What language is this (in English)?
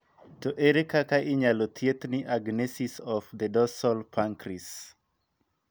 Luo (Kenya and Tanzania)